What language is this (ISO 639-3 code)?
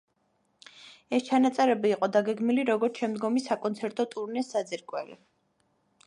kat